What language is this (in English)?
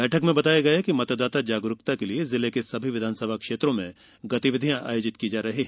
Hindi